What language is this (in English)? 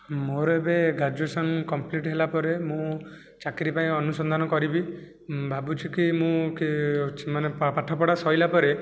Odia